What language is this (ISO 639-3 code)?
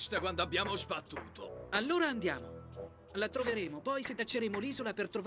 ita